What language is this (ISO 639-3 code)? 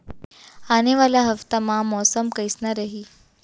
hne